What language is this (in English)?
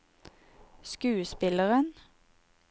Norwegian